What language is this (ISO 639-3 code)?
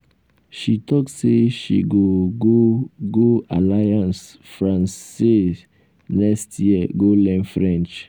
pcm